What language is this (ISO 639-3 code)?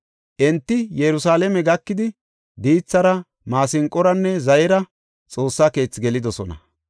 gof